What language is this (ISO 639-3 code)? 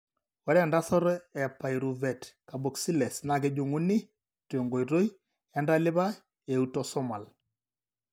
mas